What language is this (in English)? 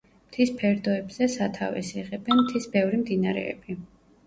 Georgian